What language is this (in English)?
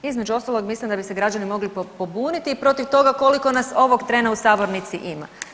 Croatian